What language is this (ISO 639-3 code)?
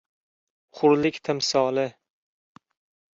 uzb